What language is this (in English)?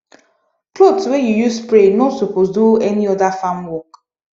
Nigerian Pidgin